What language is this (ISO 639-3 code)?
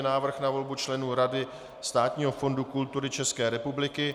ces